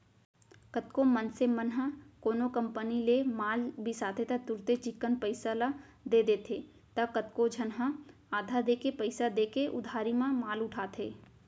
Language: Chhattisgarhi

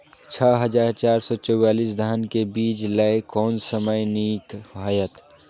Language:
Maithili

